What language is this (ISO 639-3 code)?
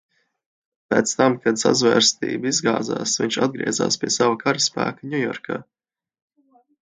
lav